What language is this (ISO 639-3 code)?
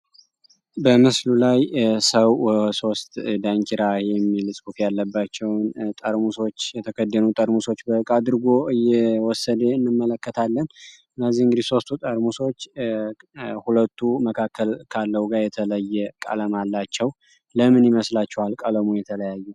amh